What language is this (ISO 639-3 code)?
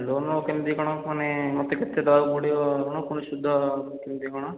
ori